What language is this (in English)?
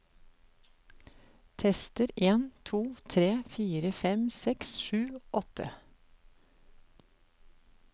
Norwegian